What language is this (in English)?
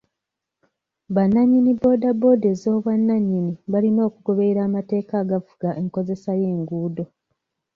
Ganda